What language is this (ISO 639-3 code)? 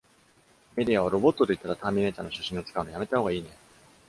jpn